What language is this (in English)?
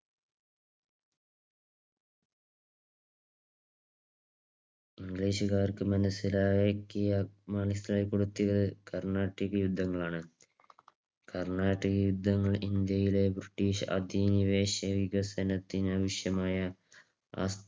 Malayalam